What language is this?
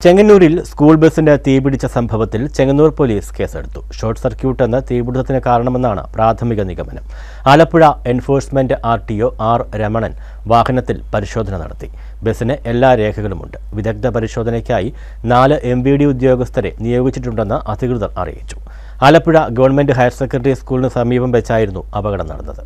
Malayalam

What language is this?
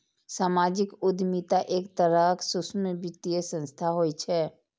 Maithili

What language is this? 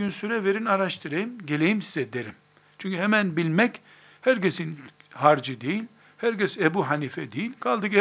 Turkish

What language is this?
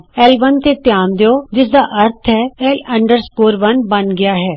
Punjabi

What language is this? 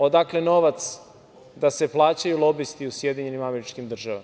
Serbian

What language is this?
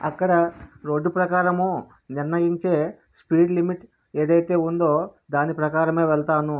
Telugu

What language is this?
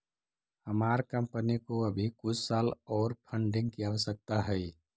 Magahi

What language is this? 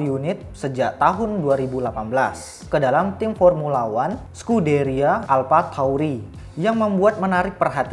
Indonesian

